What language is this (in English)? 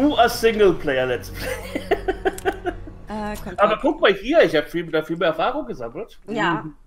German